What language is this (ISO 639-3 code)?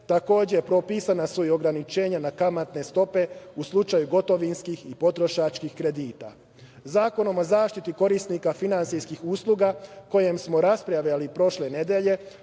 srp